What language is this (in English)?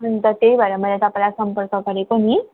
Nepali